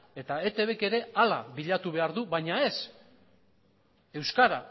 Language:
Basque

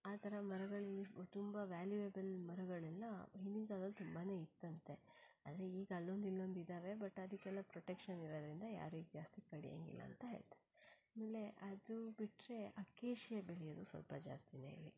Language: Kannada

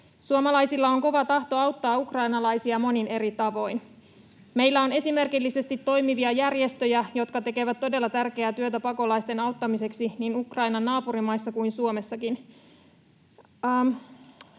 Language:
Finnish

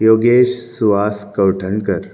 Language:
Konkani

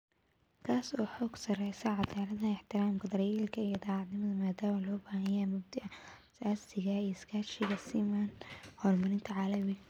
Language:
Somali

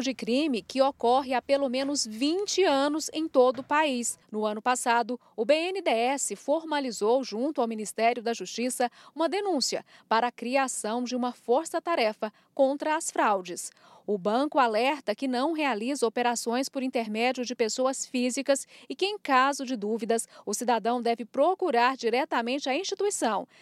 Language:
Portuguese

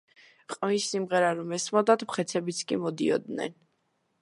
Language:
Georgian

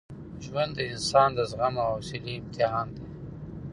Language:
Pashto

